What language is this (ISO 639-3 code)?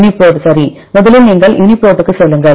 tam